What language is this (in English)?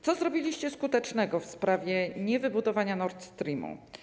Polish